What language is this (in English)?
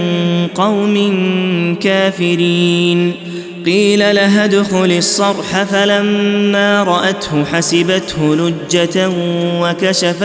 Arabic